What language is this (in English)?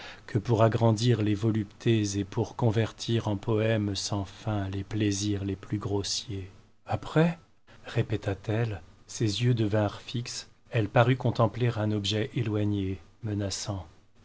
French